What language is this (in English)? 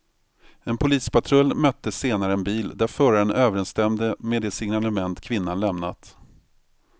Swedish